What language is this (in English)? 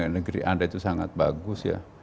Indonesian